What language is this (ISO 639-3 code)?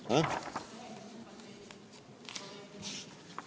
est